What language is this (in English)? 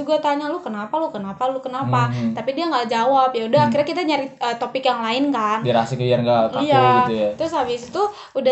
Indonesian